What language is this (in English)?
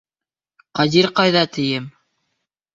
Bashkir